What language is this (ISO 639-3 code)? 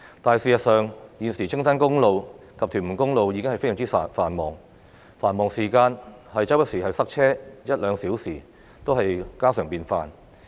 yue